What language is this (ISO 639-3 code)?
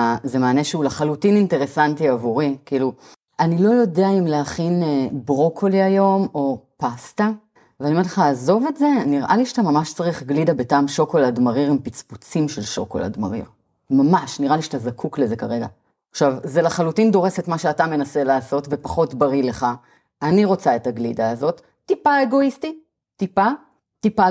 heb